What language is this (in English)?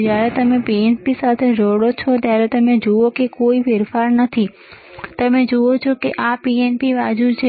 Gujarati